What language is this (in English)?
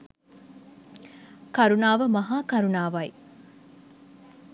Sinhala